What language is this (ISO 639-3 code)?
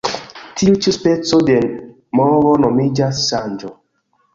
epo